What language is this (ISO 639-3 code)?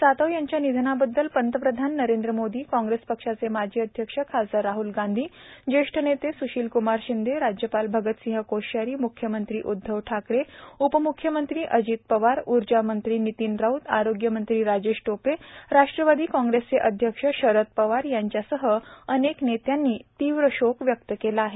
mar